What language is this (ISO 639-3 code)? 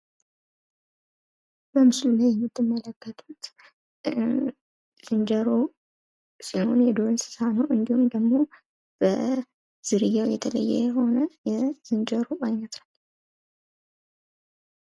amh